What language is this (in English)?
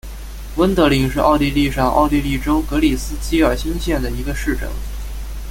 Chinese